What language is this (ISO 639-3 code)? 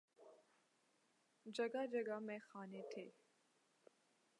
urd